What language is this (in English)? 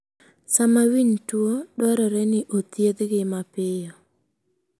Luo (Kenya and Tanzania)